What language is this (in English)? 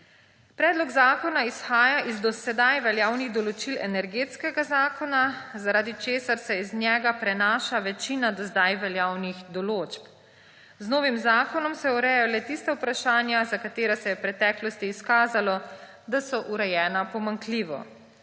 Slovenian